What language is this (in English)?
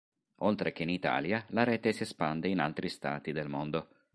Italian